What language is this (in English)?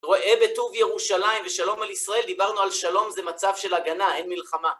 Hebrew